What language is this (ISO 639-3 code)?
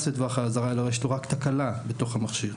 heb